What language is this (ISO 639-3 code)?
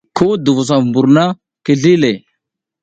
giz